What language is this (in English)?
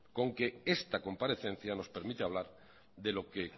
Spanish